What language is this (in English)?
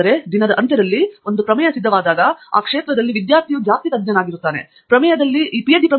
Kannada